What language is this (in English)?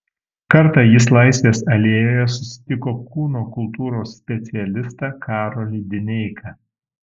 Lithuanian